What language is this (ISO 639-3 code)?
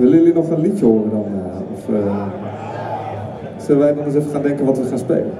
nld